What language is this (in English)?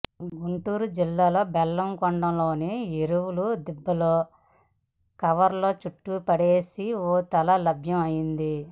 Telugu